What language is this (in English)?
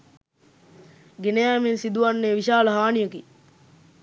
Sinhala